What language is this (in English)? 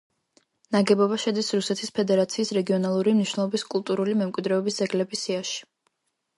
Georgian